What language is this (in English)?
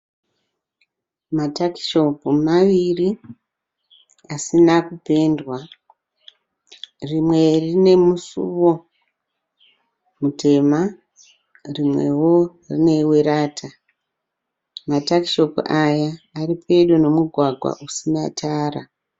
Shona